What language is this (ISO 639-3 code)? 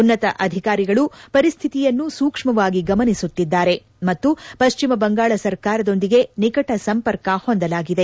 kan